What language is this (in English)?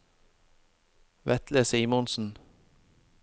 Norwegian